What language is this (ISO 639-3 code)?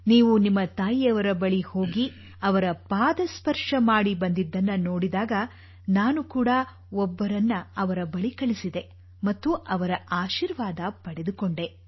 kan